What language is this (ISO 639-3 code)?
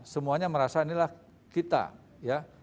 ind